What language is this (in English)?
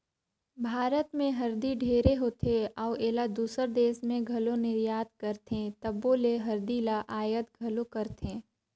Chhattisgarhi